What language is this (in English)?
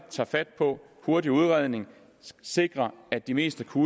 Danish